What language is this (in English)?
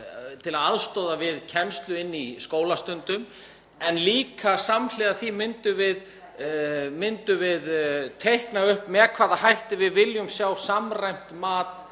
Icelandic